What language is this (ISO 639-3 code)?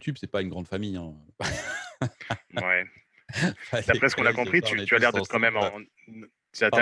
fra